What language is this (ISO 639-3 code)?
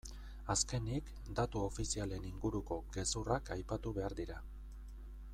eus